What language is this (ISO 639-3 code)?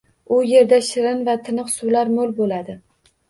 uzb